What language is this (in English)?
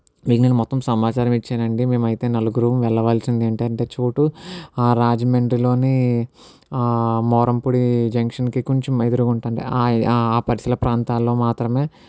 Telugu